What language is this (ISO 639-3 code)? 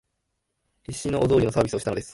jpn